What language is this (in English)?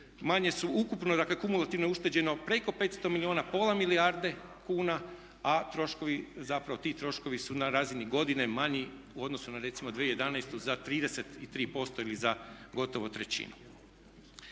Croatian